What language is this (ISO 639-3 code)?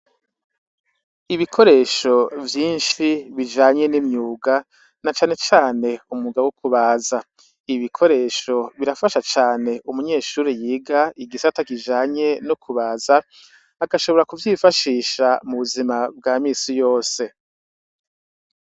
run